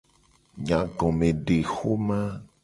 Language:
Gen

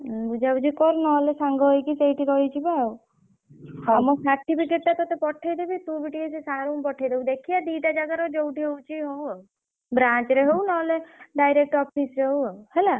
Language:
Odia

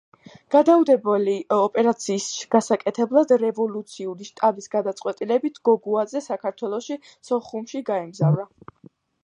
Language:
Georgian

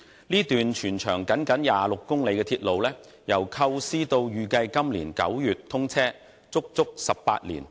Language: Cantonese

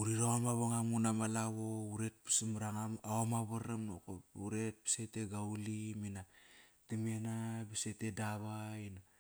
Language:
Kairak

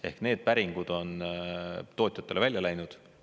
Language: Estonian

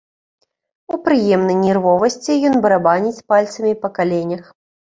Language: Belarusian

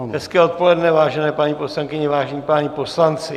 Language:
Czech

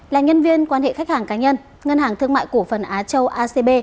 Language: Vietnamese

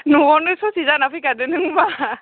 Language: Bodo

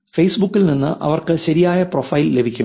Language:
Malayalam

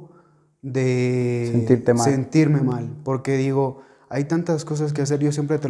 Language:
Spanish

